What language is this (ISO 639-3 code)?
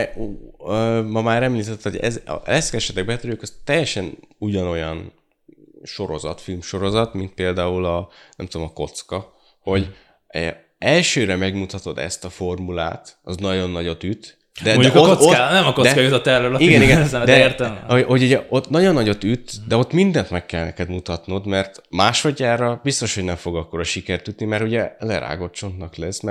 hun